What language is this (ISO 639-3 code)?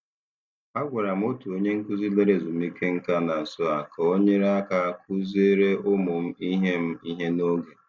ibo